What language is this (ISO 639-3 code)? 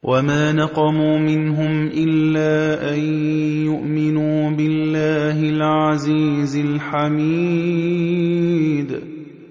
ara